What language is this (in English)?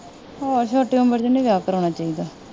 Punjabi